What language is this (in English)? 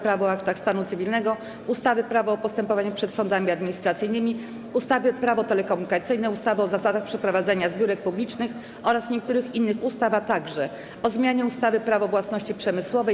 Polish